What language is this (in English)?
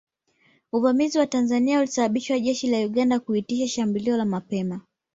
Swahili